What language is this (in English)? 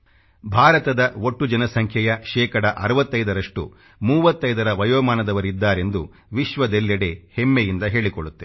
Kannada